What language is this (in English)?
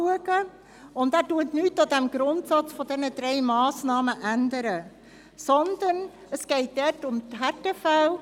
Swiss German